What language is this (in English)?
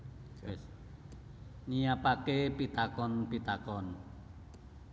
Javanese